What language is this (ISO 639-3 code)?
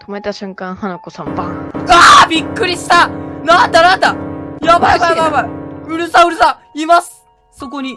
jpn